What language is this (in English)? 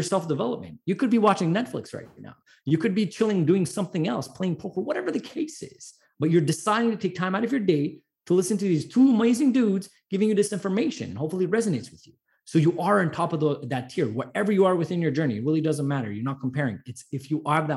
English